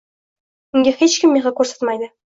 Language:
Uzbek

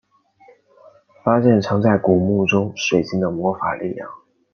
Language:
Chinese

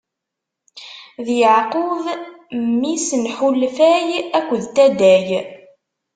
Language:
Kabyle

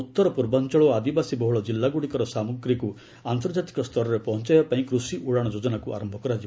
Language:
Odia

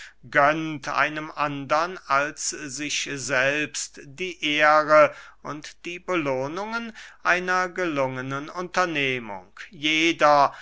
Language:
German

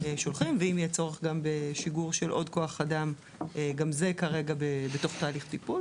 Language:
Hebrew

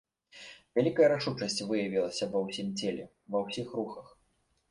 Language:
Belarusian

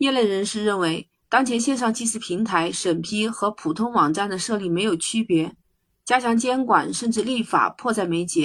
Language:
Chinese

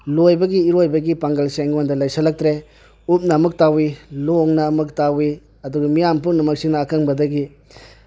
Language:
Manipuri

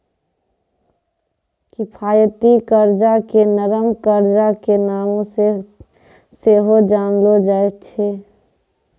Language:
Maithili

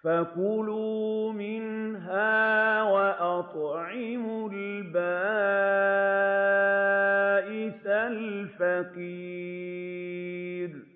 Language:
Arabic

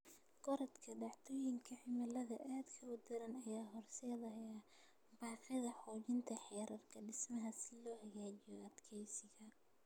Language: Somali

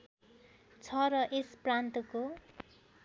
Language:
Nepali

